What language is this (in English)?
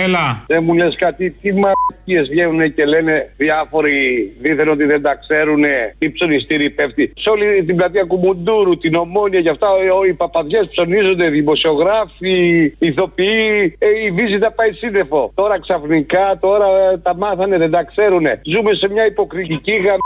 Greek